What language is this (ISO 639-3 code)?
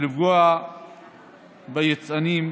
heb